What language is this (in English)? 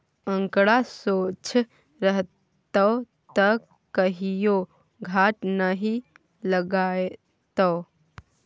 Maithili